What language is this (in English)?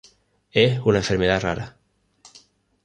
Spanish